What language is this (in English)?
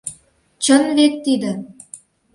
Mari